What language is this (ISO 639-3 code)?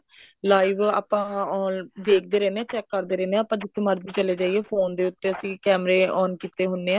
pan